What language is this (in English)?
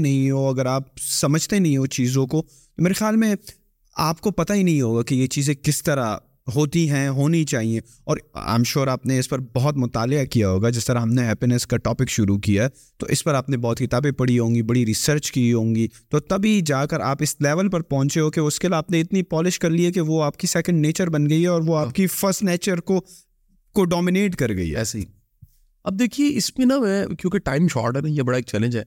Urdu